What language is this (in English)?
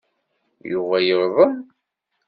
Kabyle